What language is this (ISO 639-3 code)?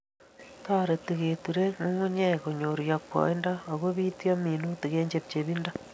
kln